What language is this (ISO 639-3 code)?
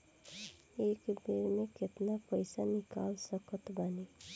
bho